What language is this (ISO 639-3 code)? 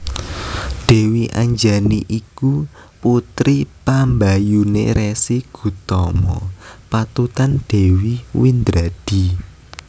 jav